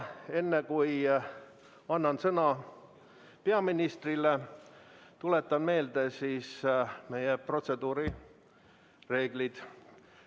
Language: Estonian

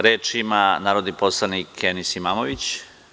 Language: Serbian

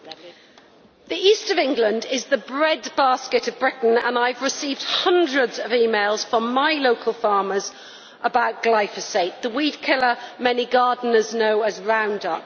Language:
English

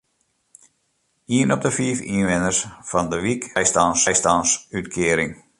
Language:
Western Frisian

